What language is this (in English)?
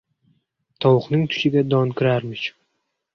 Uzbek